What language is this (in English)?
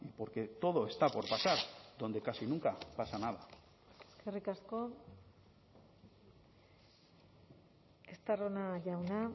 Spanish